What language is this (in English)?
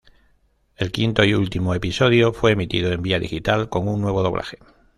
Spanish